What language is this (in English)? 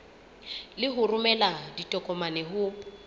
Southern Sotho